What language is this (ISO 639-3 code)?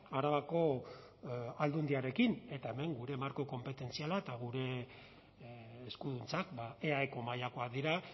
eus